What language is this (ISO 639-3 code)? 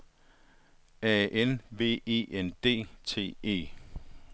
dan